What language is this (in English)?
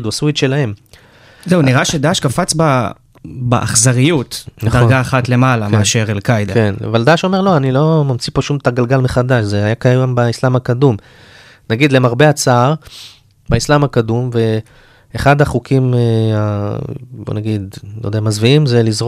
Hebrew